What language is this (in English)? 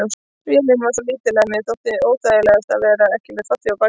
Icelandic